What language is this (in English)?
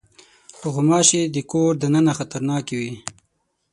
Pashto